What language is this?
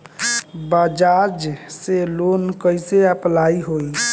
Bhojpuri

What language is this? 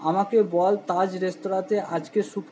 Bangla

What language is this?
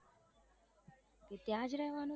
Gujarati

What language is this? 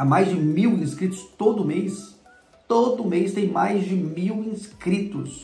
Portuguese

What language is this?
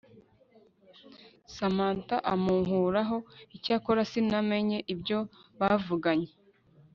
Kinyarwanda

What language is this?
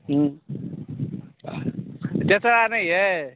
Maithili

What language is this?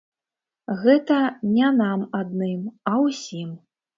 Belarusian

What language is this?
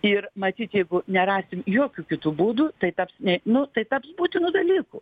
Lithuanian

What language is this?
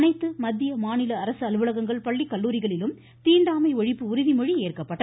Tamil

